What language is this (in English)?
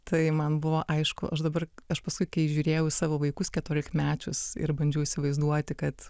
Lithuanian